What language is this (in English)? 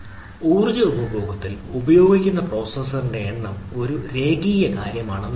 Malayalam